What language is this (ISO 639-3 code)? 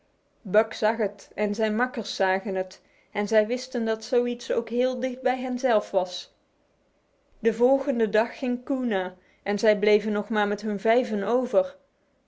nld